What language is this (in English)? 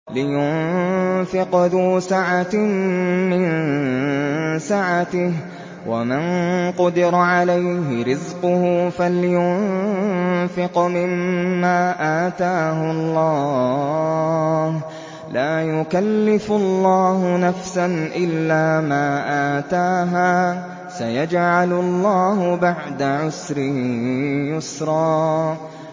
Arabic